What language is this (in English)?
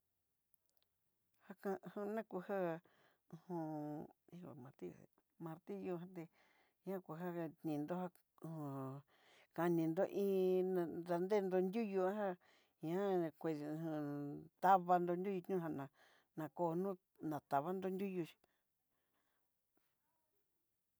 Southeastern Nochixtlán Mixtec